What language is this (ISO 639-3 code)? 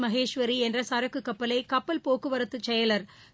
tam